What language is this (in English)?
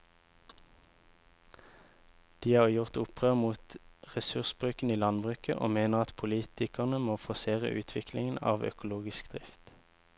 Norwegian